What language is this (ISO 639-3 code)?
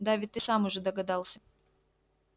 rus